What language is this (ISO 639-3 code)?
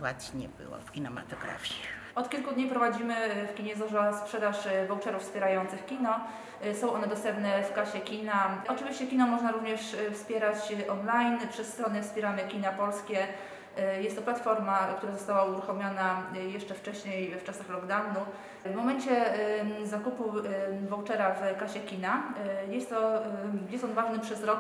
pol